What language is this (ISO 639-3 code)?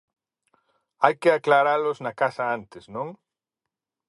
glg